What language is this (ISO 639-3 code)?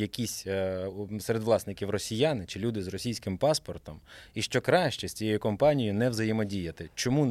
ukr